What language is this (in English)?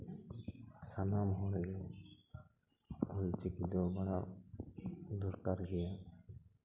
Santali